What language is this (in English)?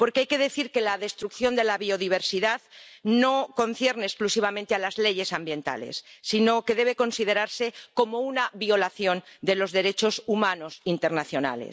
Spanish